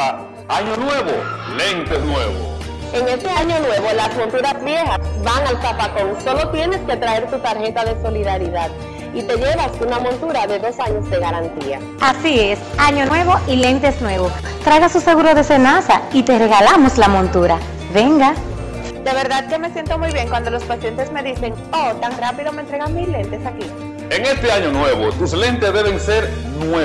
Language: Spanish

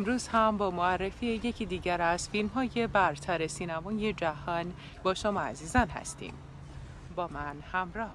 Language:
Persian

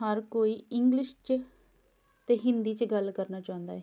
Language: Punjabi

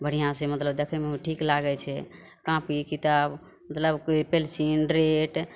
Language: Maithili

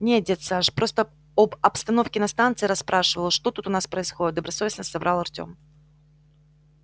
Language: Russian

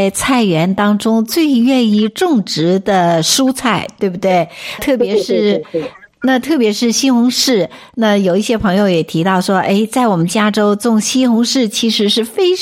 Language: Chinese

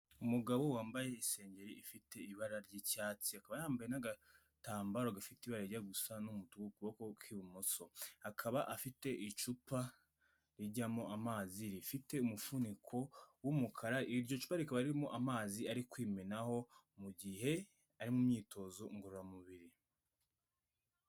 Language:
Kinyarwanda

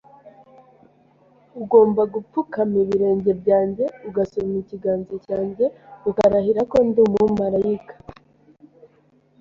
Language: Kinyarwanda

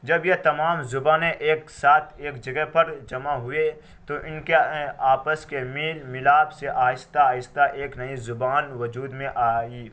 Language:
Urdu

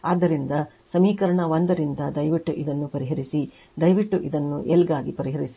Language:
Kannada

